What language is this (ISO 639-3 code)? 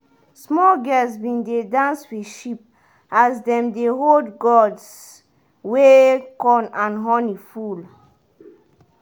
pcm